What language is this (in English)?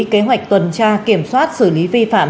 Vietnamese